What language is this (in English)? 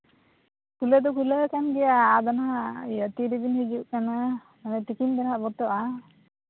Santali